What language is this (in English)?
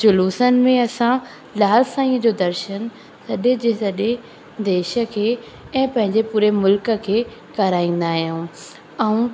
Sindhi